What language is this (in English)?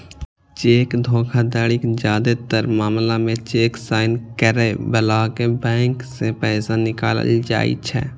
Maithili